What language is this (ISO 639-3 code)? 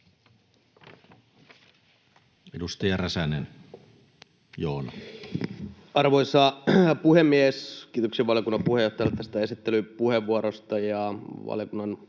fin